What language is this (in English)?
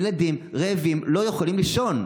Hebrew